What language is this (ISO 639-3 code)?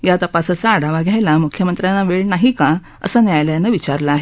mar